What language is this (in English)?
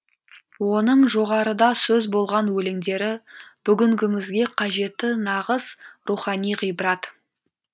Kazakh